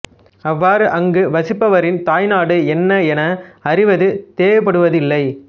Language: Tamil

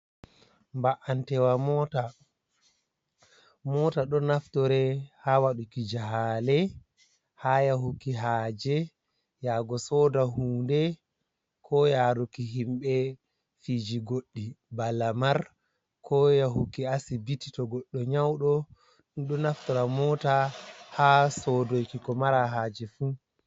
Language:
Fula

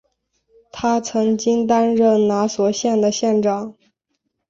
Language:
Chinese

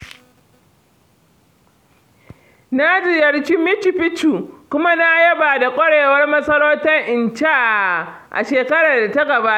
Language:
Hausa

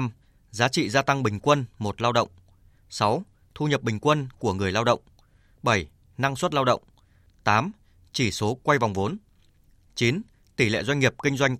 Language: Vietnamese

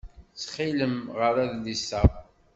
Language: Kabyle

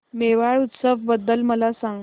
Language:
Marathi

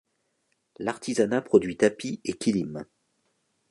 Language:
French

